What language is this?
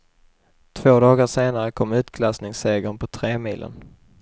Swedish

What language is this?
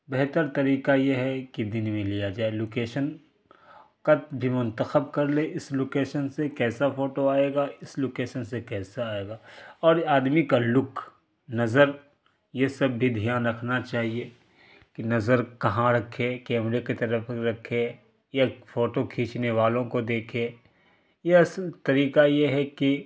Urdu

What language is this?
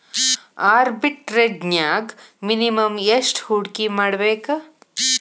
Kannada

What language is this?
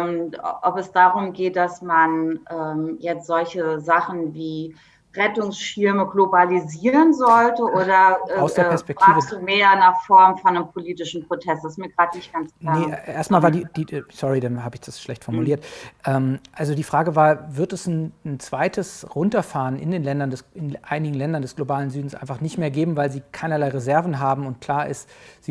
German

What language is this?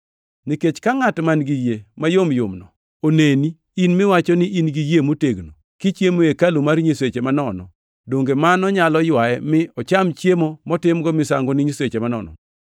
Luo (Kenya and Tanzania)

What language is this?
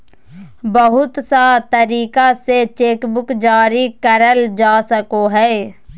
Magahi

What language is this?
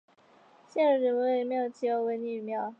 Chinese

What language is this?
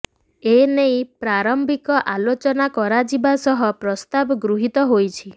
Odia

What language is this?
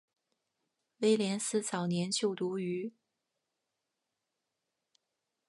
Chinese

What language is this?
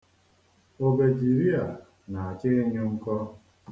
Igbo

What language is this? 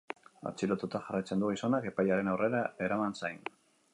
Basque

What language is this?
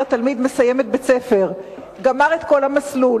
Hebrew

